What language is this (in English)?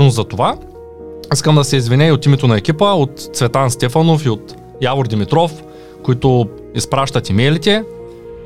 Bulgarian